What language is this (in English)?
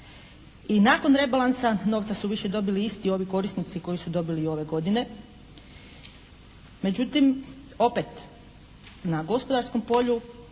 Croatian